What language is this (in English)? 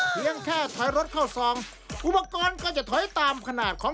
Thai